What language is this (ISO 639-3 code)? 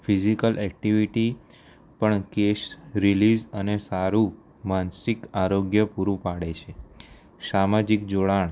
guj